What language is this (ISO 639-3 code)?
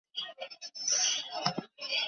zho